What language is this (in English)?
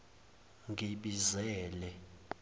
Zulu